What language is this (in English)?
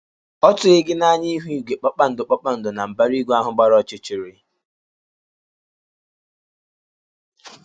Igbo